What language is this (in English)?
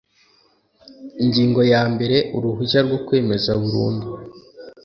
Kinyarwanda